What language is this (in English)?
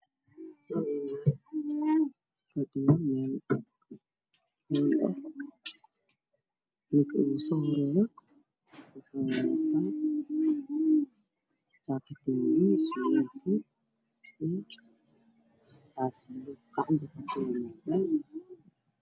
Somali